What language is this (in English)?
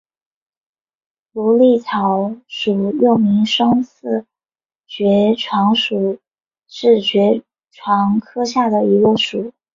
Chinese